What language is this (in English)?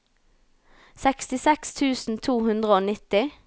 Norwegian